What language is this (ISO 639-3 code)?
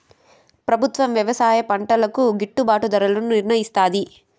tel